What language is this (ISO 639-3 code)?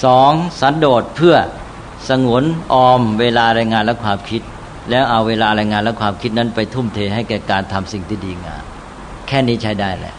tha